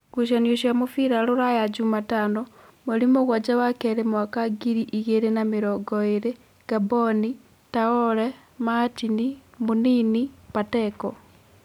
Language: Kikuyu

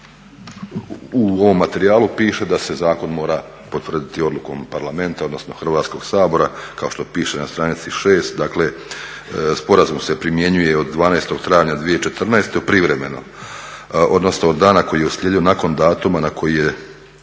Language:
Croatian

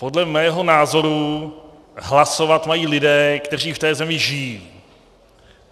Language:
Czech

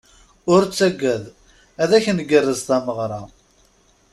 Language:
Kabyle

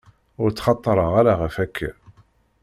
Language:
Kabyle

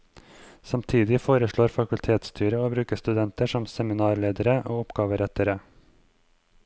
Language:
Norwegian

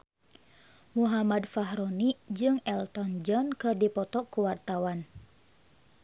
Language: Sundanese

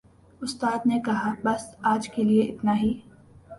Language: Urdu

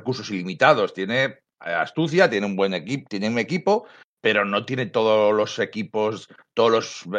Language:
Spanish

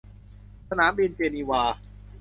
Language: Thai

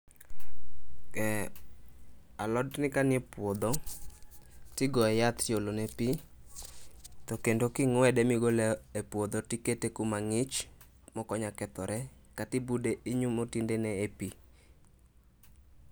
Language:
Luo (Kenya and Tanzania)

